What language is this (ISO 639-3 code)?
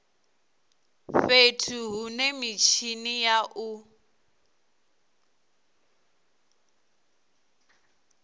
ven